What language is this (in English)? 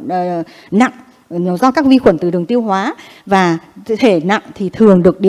Vietnamese